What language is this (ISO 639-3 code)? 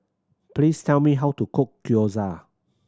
eng